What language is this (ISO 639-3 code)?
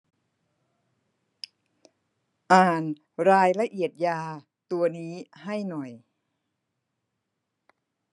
tha